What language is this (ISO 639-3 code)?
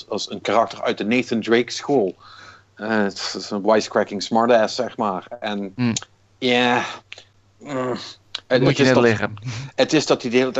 nld